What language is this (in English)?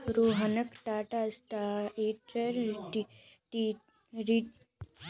Magahi